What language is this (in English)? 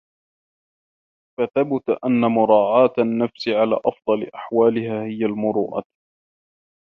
Arabic